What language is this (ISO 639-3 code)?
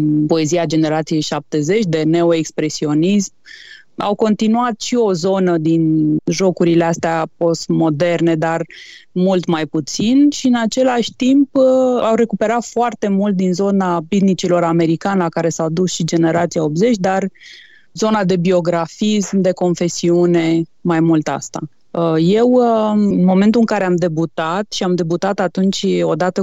ron